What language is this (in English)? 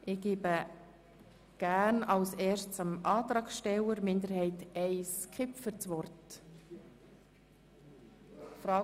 Swiss German